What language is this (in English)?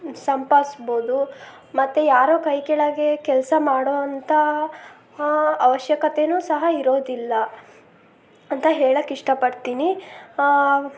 Kannada